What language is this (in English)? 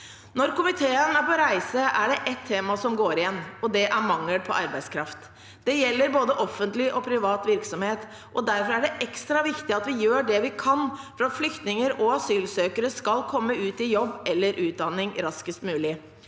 Norwegian